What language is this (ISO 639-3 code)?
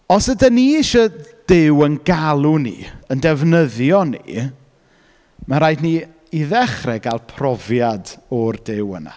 cym